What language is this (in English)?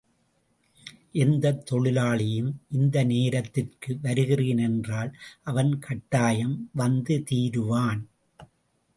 Tamil